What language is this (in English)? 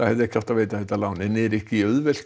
Icelandic